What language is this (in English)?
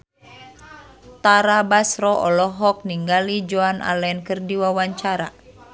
Sundanese